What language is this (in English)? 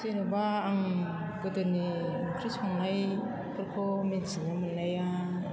Bodo